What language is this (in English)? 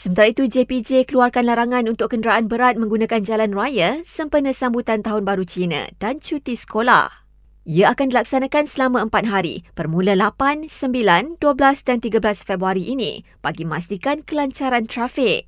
Malay